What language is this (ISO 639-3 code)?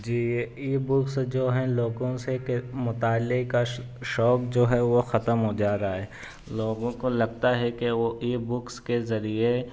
urd